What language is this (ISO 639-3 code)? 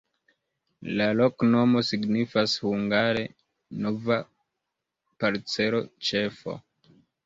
epo